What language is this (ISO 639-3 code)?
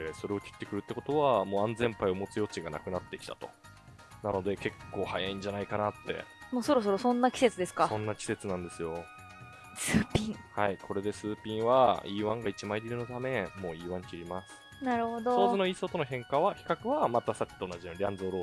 jpn